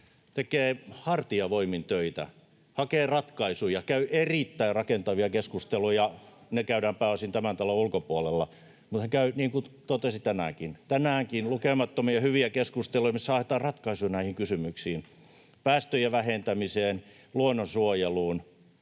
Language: Finnish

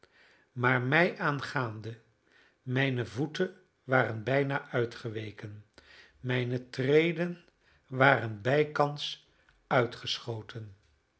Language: Dutch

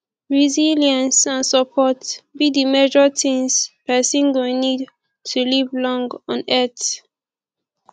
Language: Nigerian Pidgin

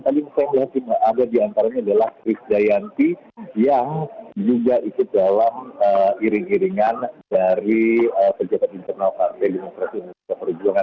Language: Indonesian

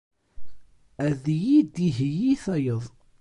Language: Kabyle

